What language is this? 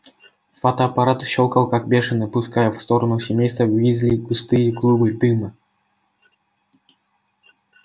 Russian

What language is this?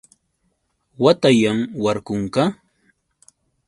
Yauyos Quechua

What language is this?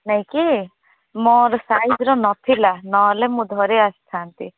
Odia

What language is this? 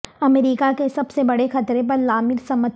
Urdu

